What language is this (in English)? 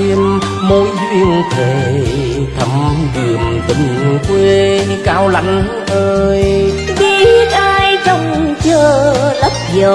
Vietnamese